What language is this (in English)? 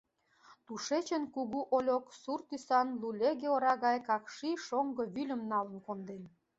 Mari